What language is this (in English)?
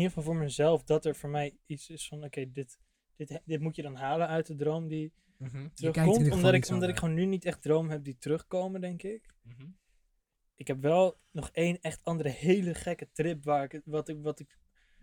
Dutch